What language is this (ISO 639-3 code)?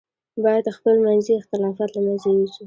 pus